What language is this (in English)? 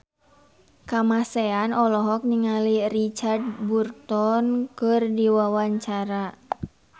Sundanese